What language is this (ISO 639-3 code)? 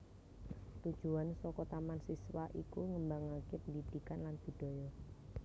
jav